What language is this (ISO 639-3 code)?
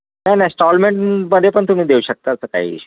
mar